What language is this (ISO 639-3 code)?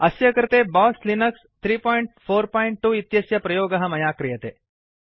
san